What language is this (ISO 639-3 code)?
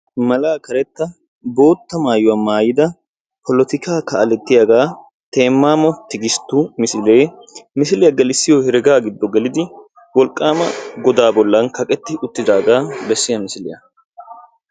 wal